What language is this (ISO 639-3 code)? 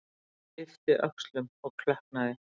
isl